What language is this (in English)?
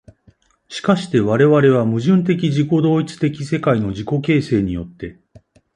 Japanese